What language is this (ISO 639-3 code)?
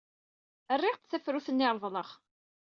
kab